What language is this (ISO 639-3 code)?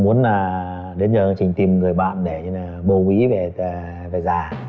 vie